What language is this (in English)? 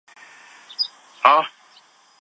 Chinese